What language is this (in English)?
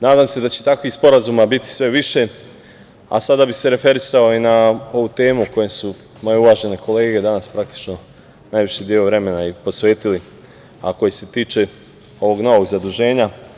Serbian